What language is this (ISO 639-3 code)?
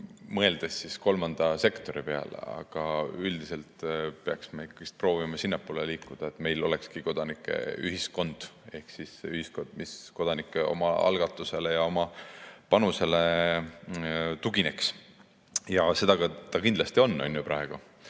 est